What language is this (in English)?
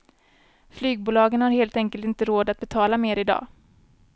Swedish